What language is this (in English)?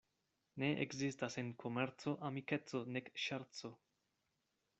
Esperanto